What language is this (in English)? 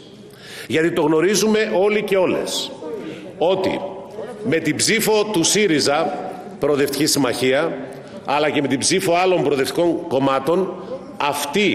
Greek